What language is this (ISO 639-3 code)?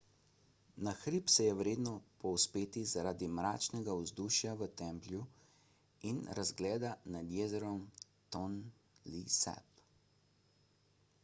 slv